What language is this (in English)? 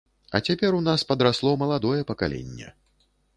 Belarusian